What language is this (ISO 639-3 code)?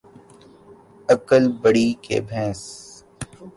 urd